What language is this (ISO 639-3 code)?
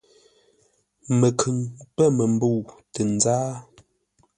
nla